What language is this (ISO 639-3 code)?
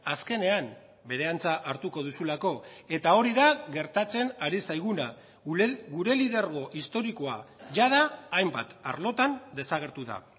eus